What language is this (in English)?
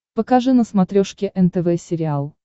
Russian